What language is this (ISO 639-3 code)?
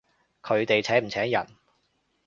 yue